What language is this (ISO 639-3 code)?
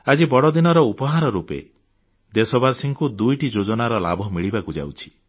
ori